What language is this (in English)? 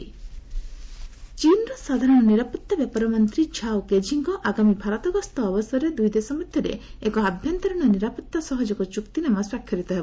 Odia